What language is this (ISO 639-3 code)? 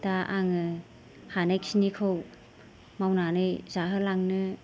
brx